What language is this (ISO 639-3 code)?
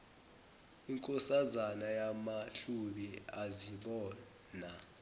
zul